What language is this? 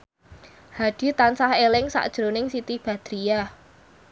Javanese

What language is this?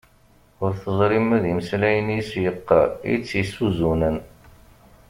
Kabyle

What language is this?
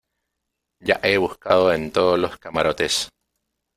Spanish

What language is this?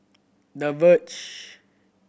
English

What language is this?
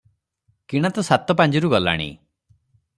Odia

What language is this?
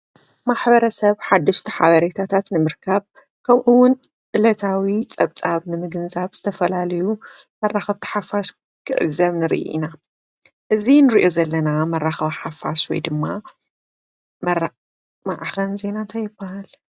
Tigrinya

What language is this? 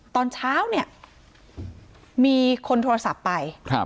Thai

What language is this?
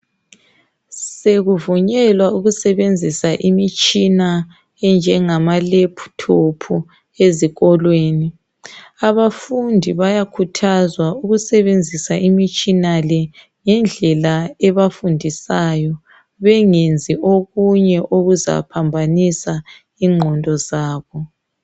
North Ndebele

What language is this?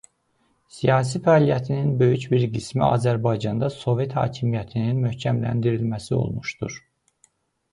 Azerbaijani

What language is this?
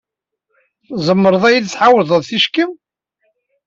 Kabyle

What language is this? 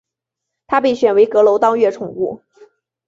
Chinese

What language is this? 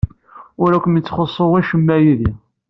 Kabyle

